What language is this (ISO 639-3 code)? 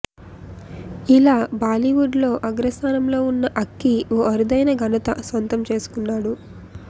tel